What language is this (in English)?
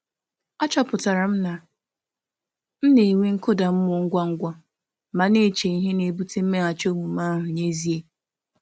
Igbo